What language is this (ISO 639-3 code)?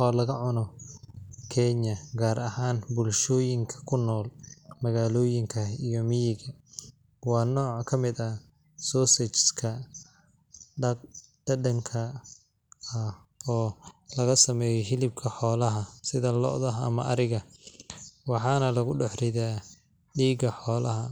som